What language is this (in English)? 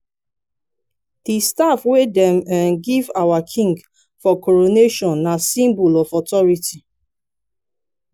Nigerian Pidgin